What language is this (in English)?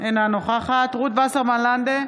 Hebrew